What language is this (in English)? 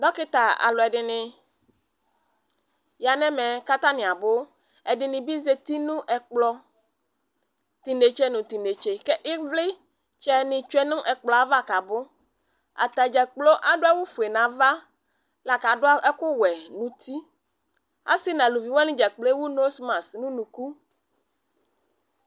Ikposo